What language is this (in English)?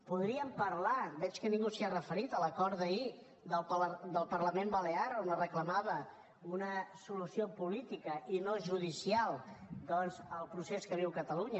Catalan